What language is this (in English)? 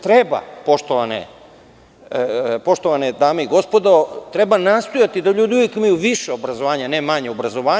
Serbian